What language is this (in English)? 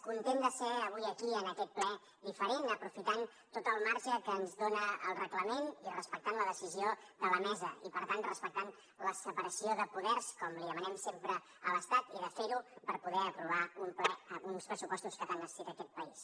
Catalan